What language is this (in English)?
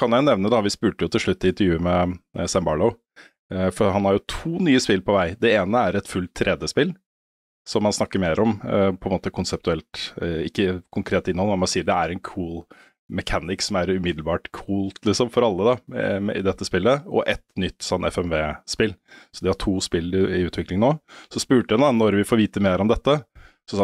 Norwegian